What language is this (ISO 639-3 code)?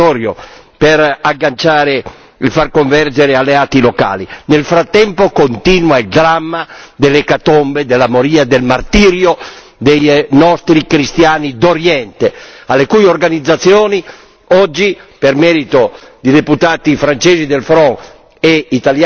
ita